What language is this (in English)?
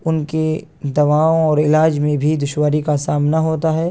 Urdu